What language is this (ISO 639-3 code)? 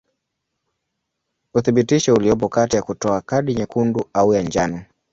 swa